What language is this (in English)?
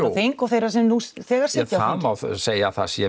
Icelandic